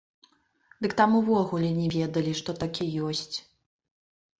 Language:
Belarusian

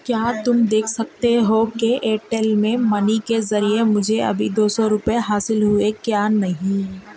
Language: Urdu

